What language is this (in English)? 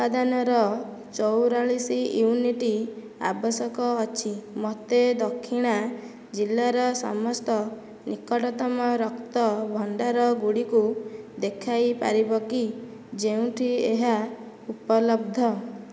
Odia